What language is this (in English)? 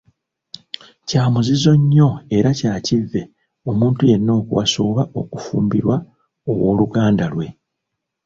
Ganda